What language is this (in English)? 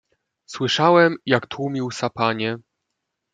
Polish